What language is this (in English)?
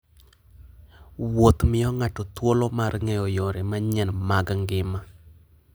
Luo (Kenya and Tanzania)